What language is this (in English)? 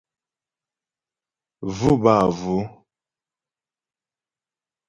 Ghomala